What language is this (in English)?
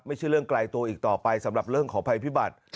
Thai